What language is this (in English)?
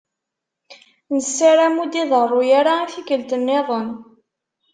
Kabyle